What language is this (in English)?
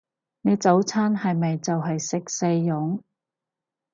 Cantonese